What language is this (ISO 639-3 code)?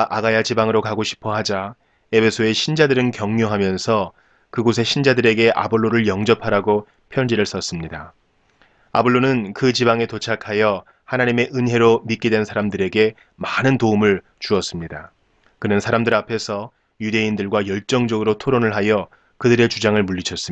kor